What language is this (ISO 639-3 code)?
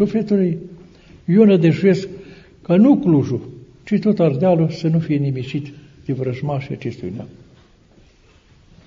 ron